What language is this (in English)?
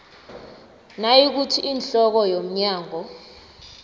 South Ndebele